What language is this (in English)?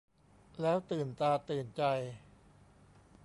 Thai